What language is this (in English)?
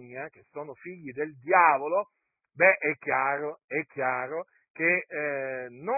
Italian